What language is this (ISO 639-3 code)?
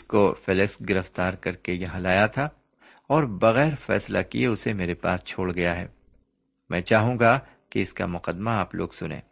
urd